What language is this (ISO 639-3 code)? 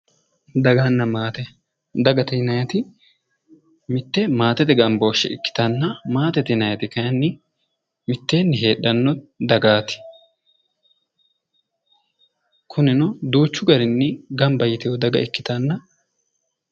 sid